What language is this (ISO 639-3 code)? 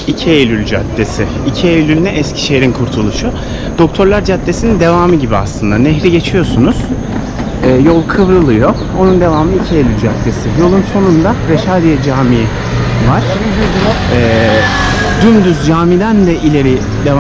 tur